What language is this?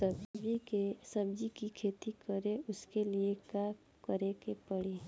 Bhojpuri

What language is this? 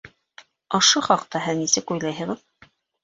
Bashkir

